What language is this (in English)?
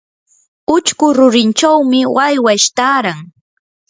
Yanahuanca Pasco Quechua